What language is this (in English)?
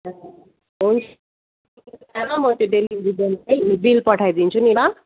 Nepali